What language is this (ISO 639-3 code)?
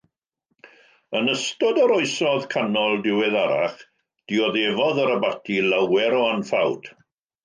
cym